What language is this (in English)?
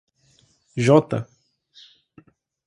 Portuguese